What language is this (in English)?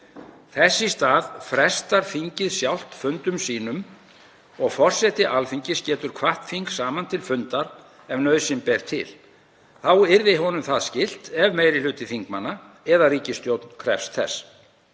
Icelandic